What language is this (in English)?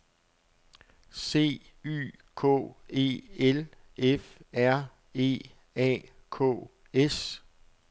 Danish